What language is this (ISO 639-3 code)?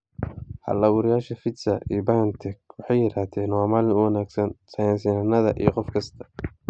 som